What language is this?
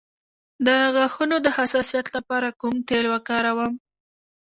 Pashto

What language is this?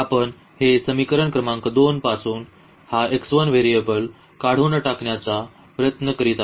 Marathi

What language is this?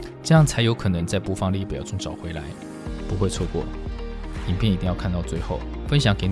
Chinese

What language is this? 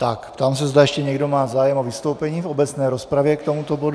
Czech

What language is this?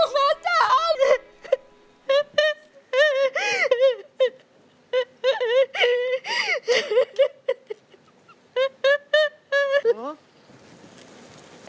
Thai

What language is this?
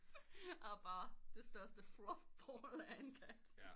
Danish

